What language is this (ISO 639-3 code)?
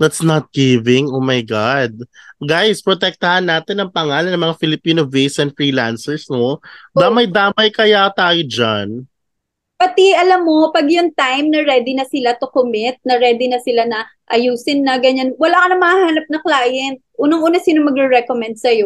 fil